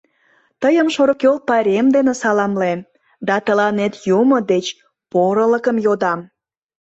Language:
Mari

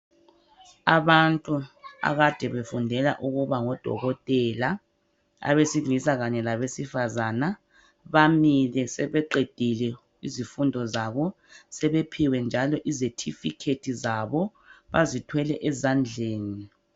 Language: North Ndebele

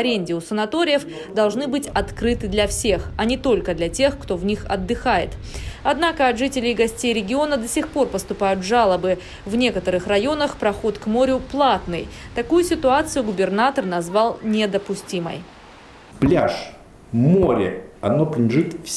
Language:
Russian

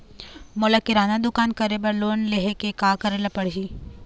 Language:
Chhattisgarhi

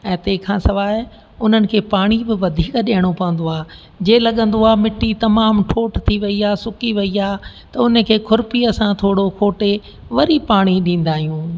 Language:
Sindhi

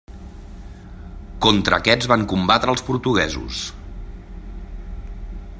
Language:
Catalan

